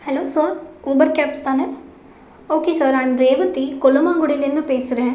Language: Tamil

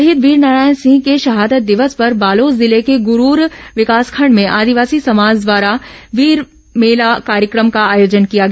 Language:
Hindi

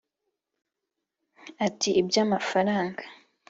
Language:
Kinyarwanda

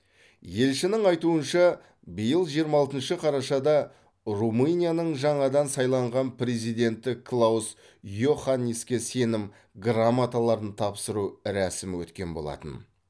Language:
Kazakh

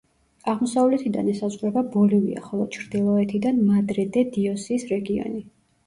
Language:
Georgian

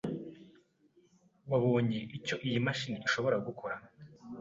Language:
Kinyarwanda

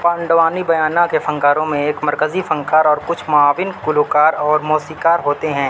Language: Urdu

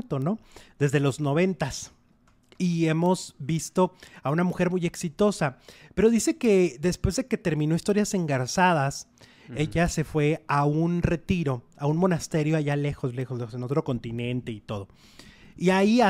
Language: Spanish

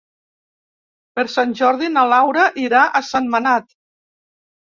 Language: Catalan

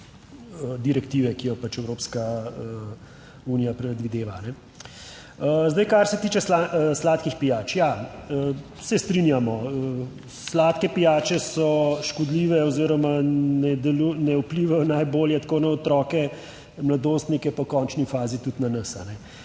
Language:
Slovenian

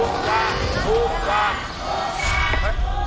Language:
Thai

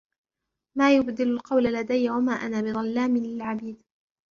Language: Arabic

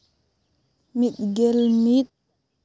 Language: Santali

